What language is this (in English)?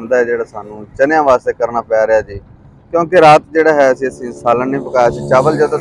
Hindi